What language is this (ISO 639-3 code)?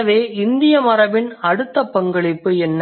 tam